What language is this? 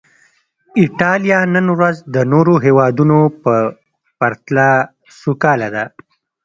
Pashto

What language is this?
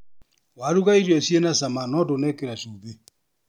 Kikuyu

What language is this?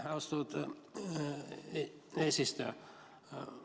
Estonian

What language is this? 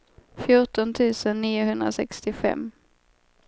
Swedish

